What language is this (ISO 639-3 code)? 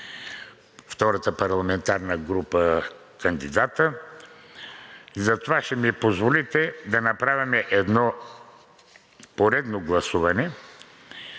bul